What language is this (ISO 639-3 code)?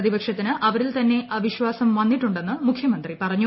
mal